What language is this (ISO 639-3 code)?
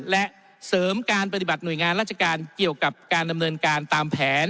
tha